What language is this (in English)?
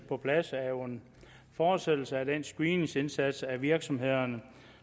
Danish